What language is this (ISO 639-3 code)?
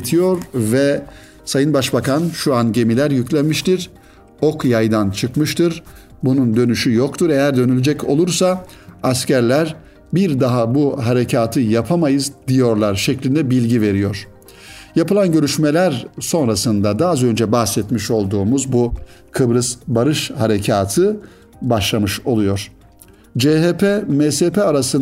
tur